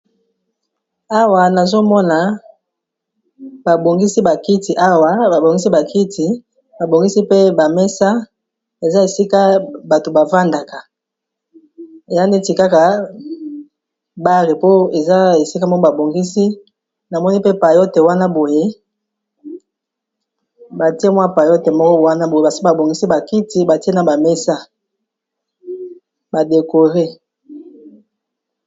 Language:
Lingala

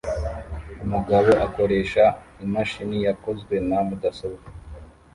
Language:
Kinyarwanda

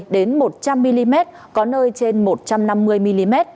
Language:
Vietnamese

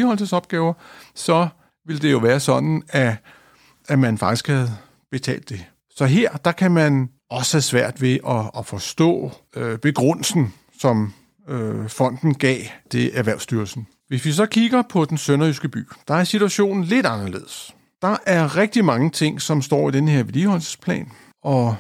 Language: Danish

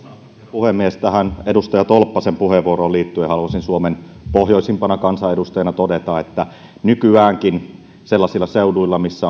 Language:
Finnish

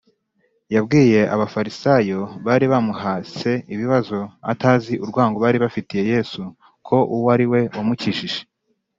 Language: Kinyarwanda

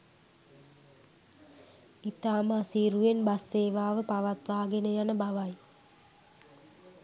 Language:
Sinhala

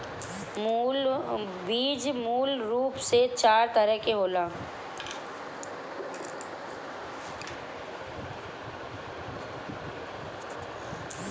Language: Bhojpuri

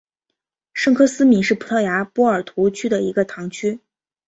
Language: Chinese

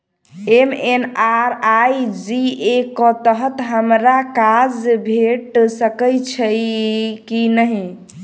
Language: Maithili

